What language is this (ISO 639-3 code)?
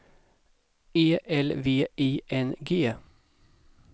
swe